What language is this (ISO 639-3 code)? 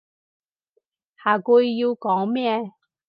yue